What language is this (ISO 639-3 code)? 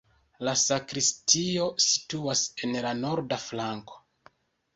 epo